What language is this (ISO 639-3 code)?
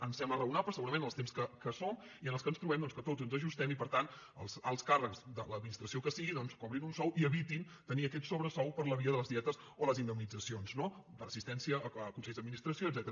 cat